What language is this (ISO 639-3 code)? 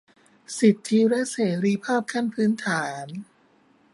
tha